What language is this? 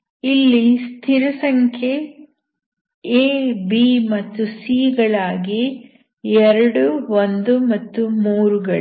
Kannada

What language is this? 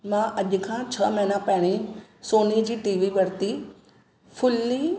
Sindhi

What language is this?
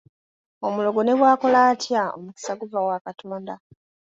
Ganda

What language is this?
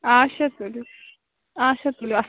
Kashmiri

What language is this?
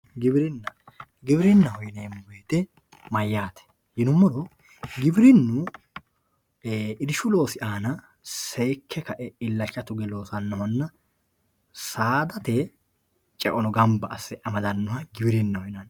Sidamo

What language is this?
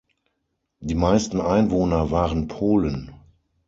German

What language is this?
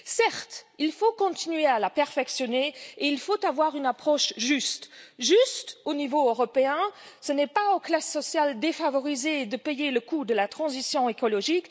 French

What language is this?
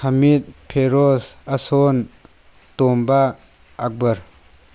Manipuri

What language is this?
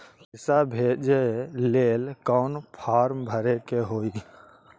Magahi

